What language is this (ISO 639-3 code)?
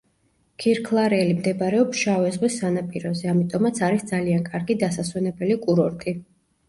kat